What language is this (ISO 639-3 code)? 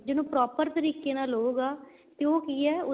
pan